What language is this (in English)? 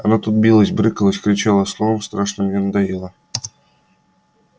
Russian